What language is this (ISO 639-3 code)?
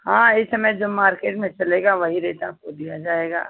hin